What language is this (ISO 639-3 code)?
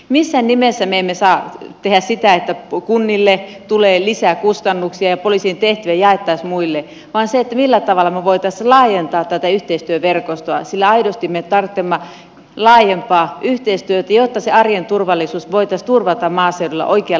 fin